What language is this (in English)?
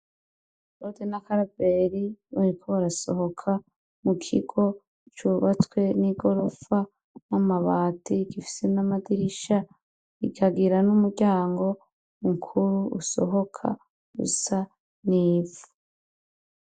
Rundi